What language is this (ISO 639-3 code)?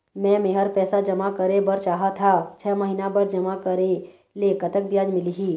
hne